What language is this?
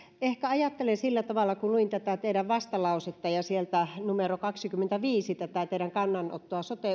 Finnish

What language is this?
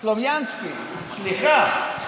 Hebrew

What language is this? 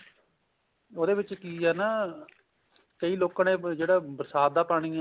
Punjabi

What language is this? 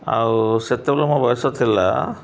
Odia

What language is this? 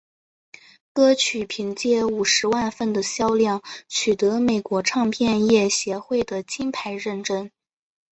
Chinese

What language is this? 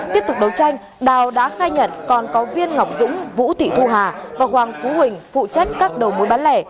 Vietnamese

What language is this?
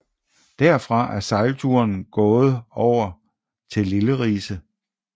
Danish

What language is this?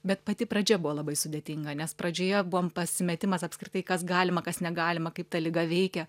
Lithuanian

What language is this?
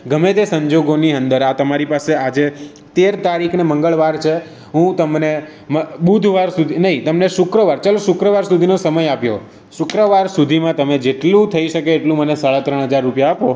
Gujarati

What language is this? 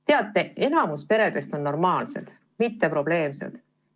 Estonian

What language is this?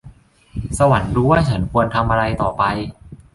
Thai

